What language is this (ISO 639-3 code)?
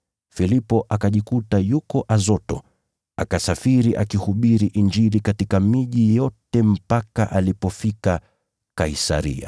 swa